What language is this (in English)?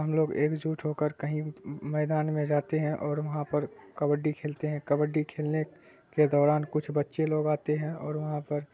Urdu